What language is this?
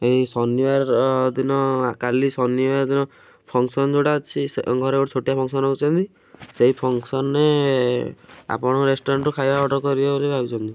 Odia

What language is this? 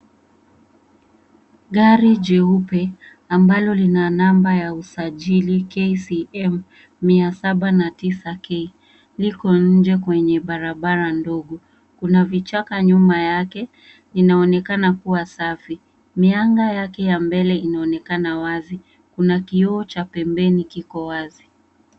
Swahili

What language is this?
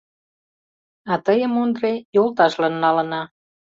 Mari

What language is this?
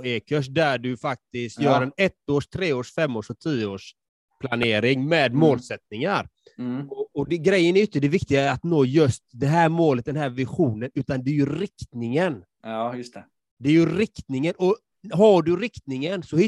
Swedish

